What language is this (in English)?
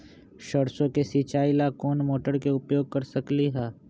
Magahi